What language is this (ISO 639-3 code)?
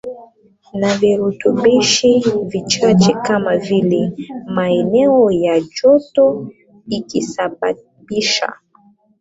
swa